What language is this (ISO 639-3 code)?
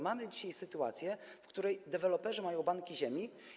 pol